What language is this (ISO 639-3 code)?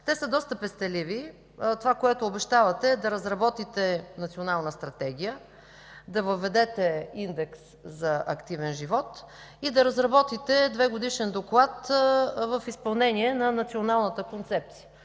bul